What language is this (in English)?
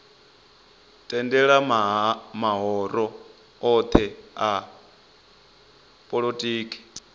Venda